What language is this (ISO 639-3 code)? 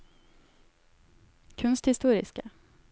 nor